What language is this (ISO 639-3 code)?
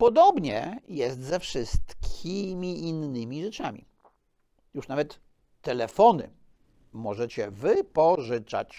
pol